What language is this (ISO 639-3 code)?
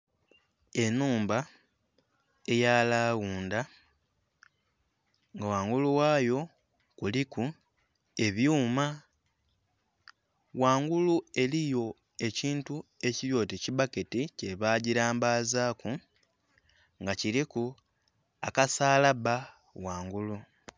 xog